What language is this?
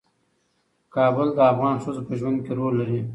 Pashto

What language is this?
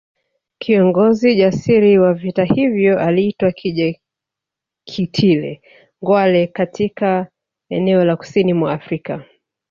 Swahili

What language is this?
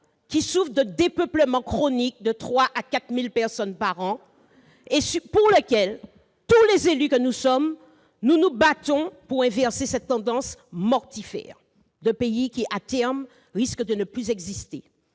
French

